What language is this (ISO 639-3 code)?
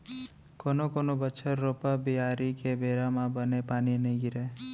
hne